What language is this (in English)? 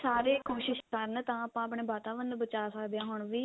Punjabi